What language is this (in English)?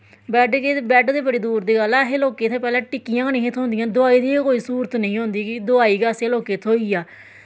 Dogri